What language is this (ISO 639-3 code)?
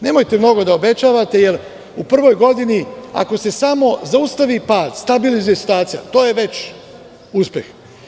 srp